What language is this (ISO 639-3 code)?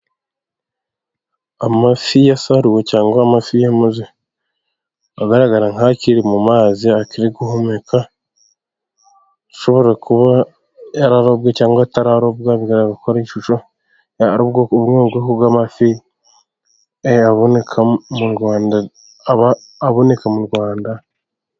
kin